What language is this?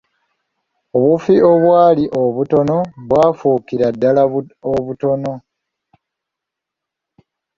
Ganda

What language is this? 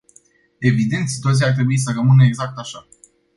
Romanian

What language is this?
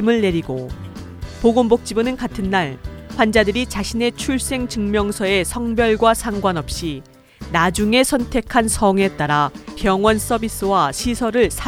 Korean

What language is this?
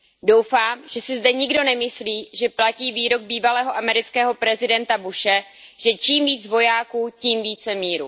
Czech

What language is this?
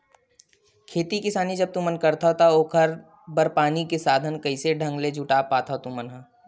Chhattisgarhi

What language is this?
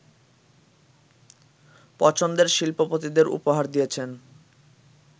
Bangla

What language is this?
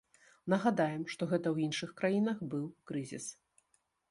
Belarusian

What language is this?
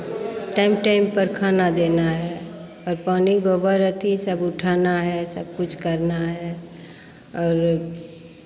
Hindi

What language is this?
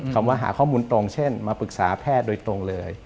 Thai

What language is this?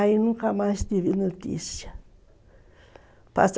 Portuguese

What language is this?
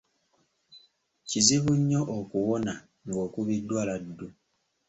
Ganda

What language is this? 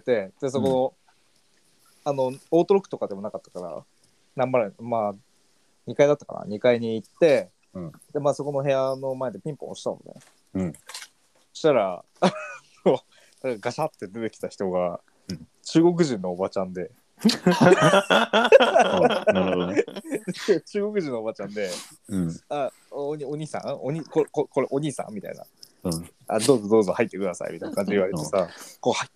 Japanese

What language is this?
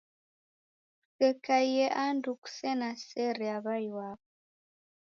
Taita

